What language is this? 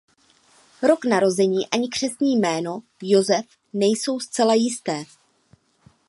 Czech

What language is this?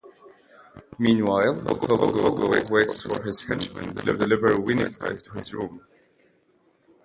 English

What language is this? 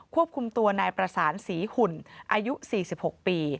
Thai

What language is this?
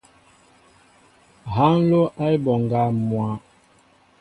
Mbo (Cameroon)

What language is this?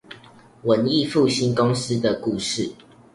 Chinese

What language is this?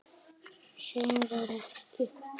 Icelandic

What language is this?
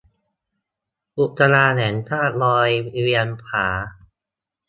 Thai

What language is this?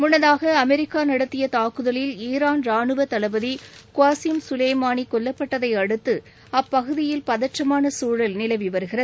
Tamil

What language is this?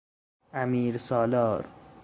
Persian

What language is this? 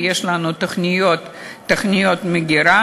Hebrew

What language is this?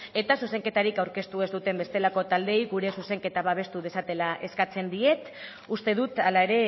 Basque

